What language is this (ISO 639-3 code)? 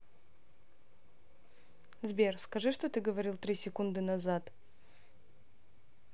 rus